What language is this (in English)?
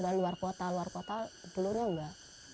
Indonesian